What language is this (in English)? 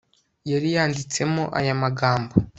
Kinyarwanda